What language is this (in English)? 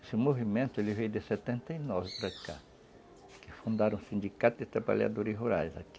Portuguese